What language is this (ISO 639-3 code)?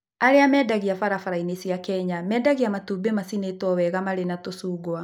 kik